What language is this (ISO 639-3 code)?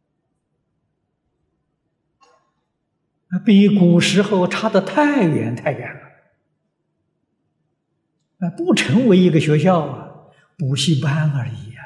zho